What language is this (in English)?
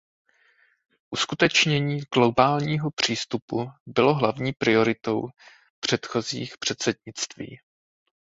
Czech